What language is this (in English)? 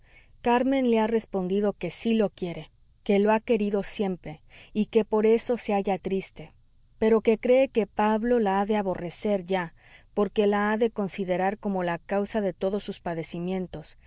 Spanish